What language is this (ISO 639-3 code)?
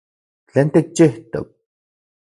ncx